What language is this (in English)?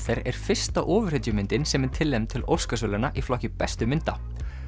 Icelandic